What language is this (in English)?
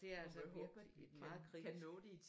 Danish